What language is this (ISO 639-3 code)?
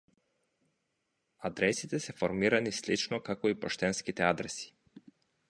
mkd